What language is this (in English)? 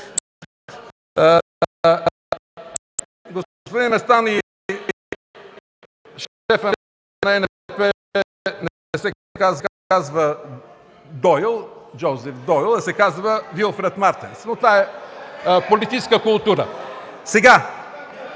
Bulgarian